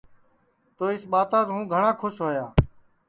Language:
Sansi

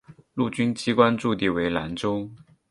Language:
Chinese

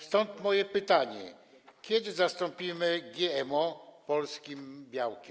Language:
Polish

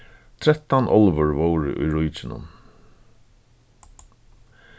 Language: Faroese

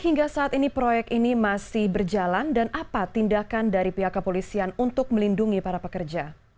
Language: Indonesian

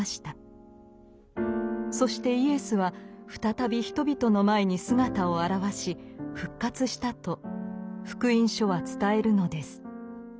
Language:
Japanese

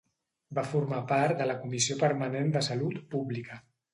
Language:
Catalan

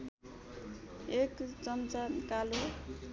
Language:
Nepali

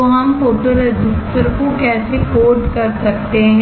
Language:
Hindi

